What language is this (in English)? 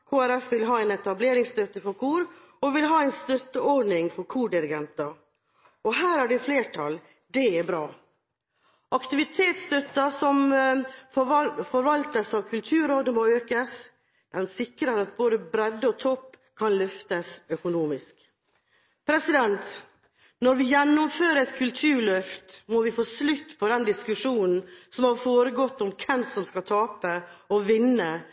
Norwegian Bokmål